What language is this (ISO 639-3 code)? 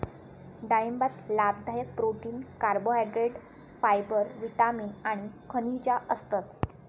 mar